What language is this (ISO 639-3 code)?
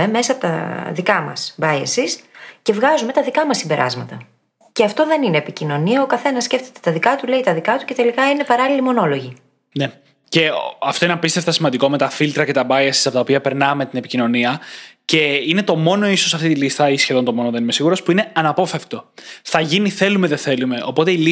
ell